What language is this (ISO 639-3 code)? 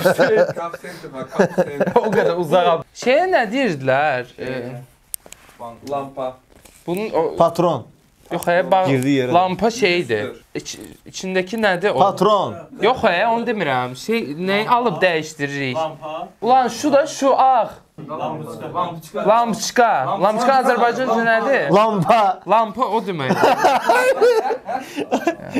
tur